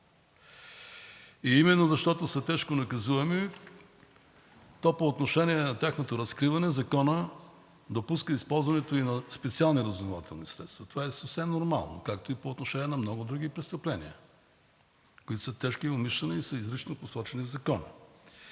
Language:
Bulgarian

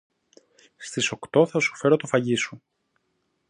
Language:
Greek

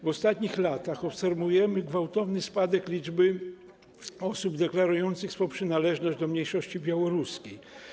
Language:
Polish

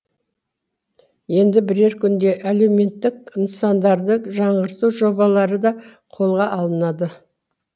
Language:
Kazakh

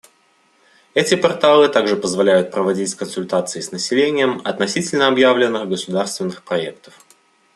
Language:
Russian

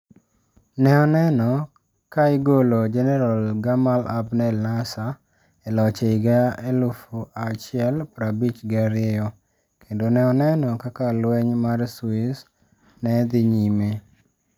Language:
Luo (Kenya and Tanzania)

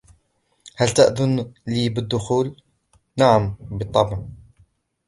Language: Arabic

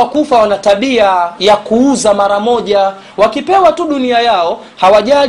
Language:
Swahili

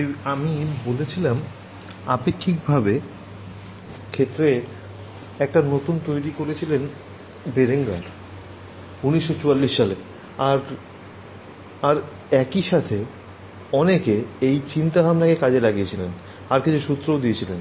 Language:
Bangla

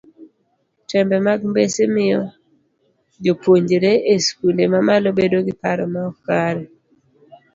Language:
Luo (Kenya and Tanzania)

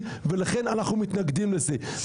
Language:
Hebrew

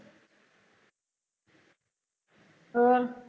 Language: Punjabi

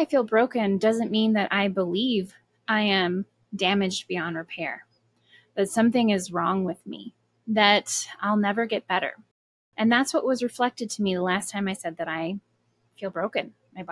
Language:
English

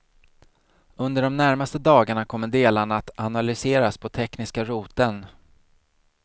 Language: Swedish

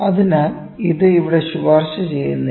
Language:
Malayalam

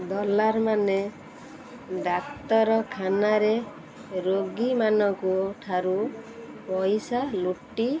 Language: Odia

